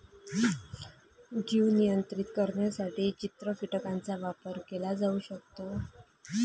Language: Marathi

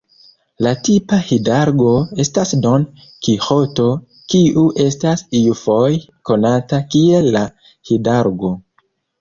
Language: Esperanto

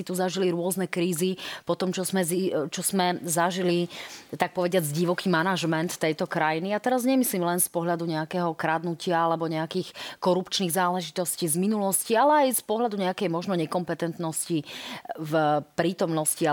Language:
Slovak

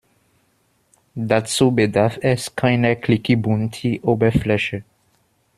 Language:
German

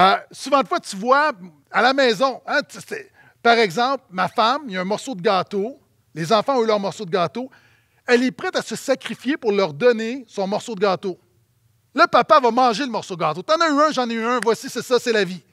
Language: French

